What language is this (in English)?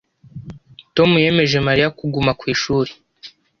Kinyarwanda